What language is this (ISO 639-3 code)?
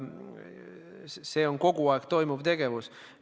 est